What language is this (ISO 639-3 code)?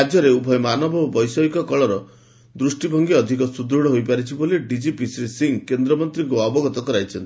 ori